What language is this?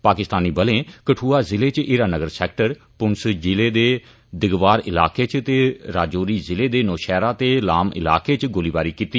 Dogri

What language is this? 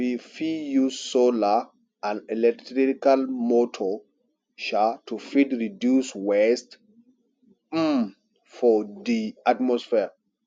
Nigerian Pidgin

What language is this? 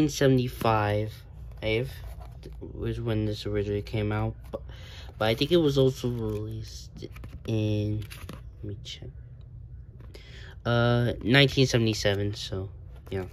English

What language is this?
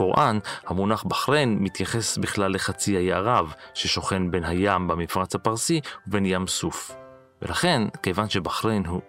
Hebrew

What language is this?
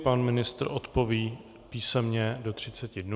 Czech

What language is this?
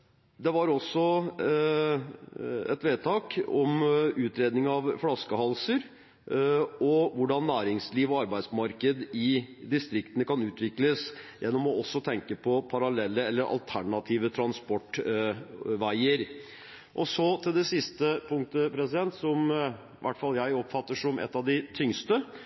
Norwegian Bokmål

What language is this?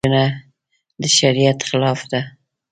Pashto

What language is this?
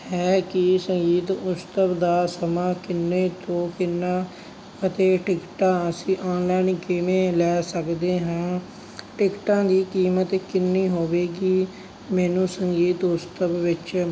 Punjabi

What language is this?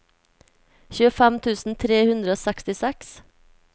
Norwegian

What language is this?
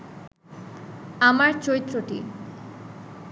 Bangla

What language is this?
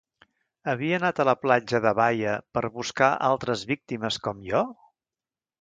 Catalan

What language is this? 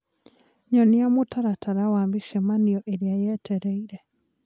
Kikuyu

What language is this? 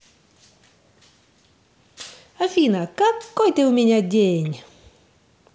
Russian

